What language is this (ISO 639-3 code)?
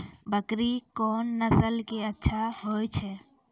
mai